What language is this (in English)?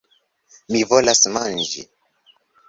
Esperanto